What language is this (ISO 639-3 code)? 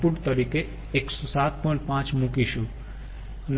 guj